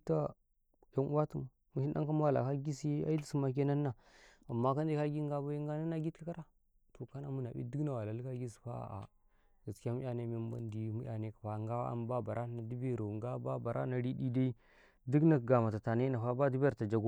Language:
Karekare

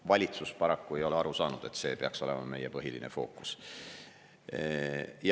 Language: Estonian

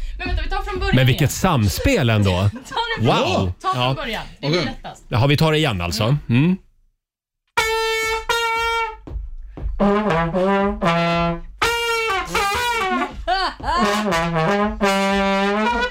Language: Swedish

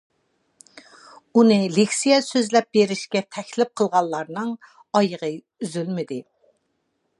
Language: Uyghur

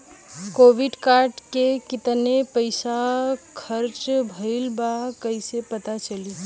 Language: Bhojpuri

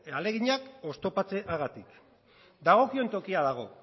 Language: Basque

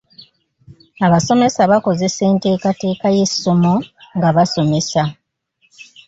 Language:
Ganda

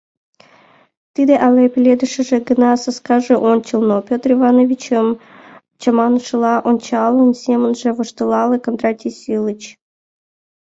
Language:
Mari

